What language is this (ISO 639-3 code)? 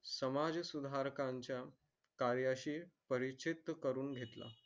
mar